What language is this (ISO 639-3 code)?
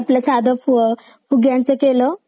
mar